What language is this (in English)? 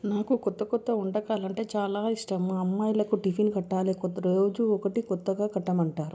Telugu